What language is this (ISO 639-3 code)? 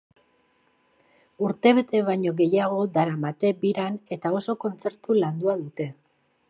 eus